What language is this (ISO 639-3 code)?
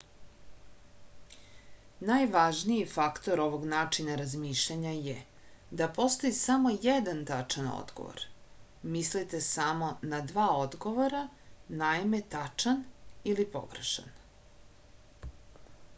srp